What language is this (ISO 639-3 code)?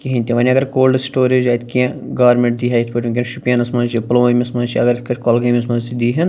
kas